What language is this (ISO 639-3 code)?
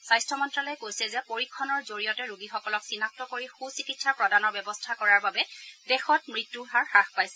asm